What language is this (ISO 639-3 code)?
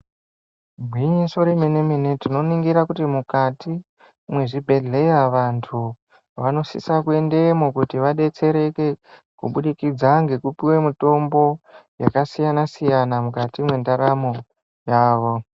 ndc